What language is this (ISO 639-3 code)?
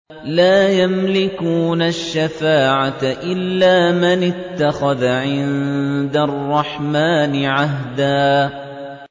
ara